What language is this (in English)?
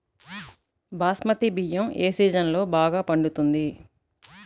Telugu